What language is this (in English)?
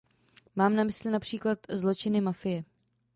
Czech